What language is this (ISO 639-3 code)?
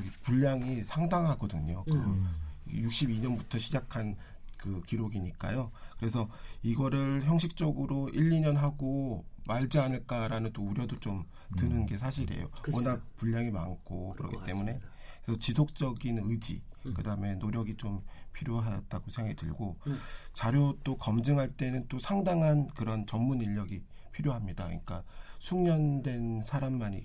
kor